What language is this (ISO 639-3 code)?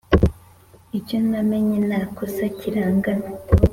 kin